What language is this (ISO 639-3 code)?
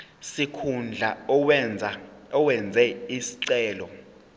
zul